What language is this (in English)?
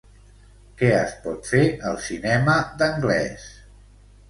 Catalan